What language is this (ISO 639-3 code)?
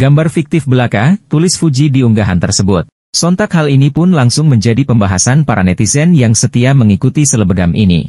ind